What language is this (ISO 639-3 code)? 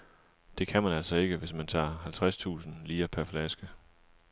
dan